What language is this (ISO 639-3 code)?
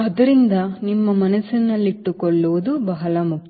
kan